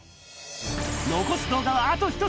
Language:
Japanese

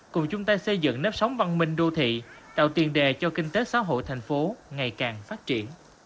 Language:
Vietnamese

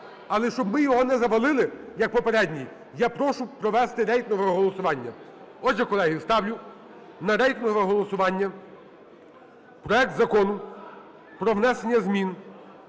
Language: Ukrainian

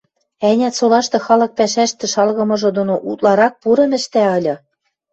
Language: Western Mari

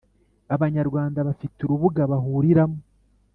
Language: Kinyarwanda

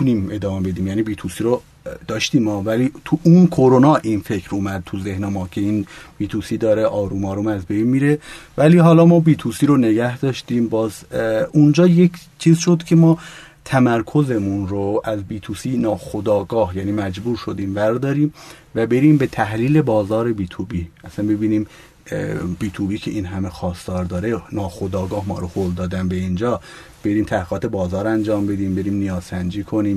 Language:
Persian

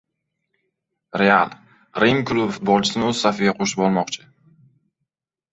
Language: Uzbek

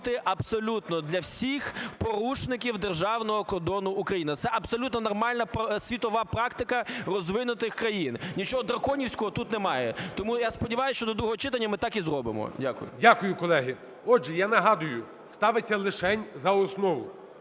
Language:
Ukrainian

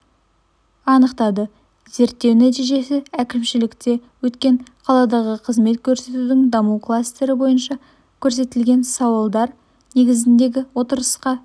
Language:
Kazakh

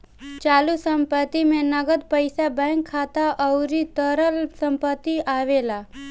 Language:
Bhojpuri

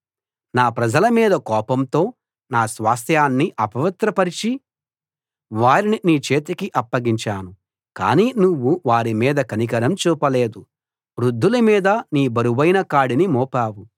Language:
Telugu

